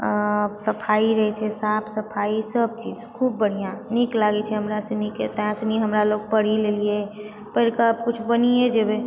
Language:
Maithili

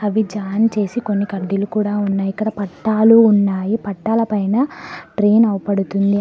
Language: Telugu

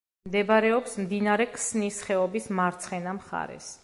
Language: Georgian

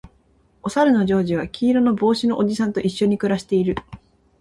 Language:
Japanese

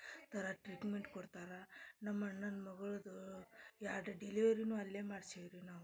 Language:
Kannada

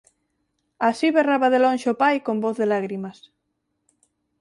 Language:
Galician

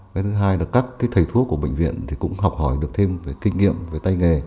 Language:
Vietnamese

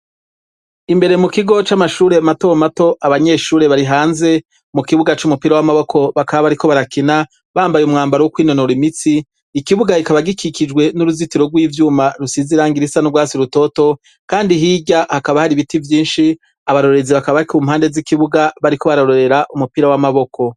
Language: Rundi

